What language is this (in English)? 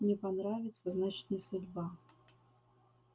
Russian